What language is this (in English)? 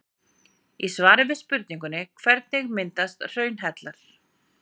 Icelandic